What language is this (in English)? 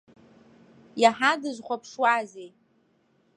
Abkhazian